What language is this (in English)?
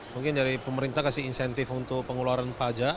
Indonesian